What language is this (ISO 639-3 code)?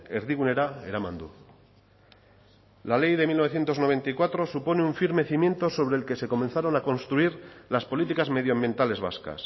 spa